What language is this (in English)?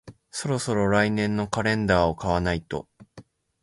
Japanese